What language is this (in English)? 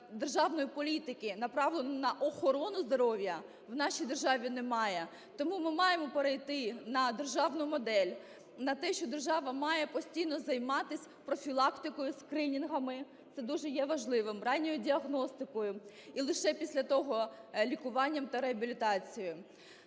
Ukrainian